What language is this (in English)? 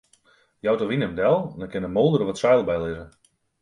Western Frisian